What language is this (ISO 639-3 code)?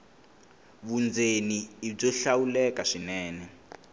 tso